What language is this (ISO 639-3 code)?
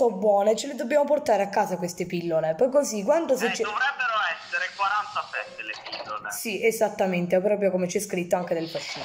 ita